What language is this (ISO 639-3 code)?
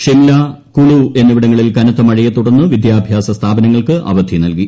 mal